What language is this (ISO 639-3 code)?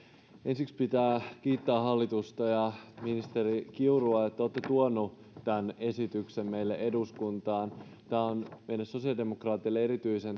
fin